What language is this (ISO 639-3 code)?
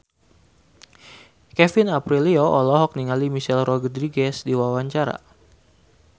sun